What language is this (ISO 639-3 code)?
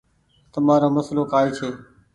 gig